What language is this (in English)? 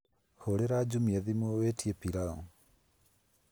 Kikuyu